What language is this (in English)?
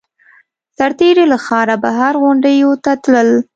Pashto